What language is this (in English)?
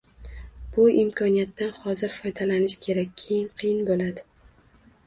Uzbek